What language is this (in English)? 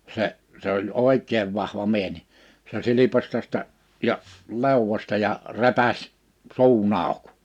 Finnish